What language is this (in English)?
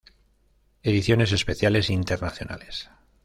Spanish